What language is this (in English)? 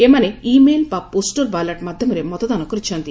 Odia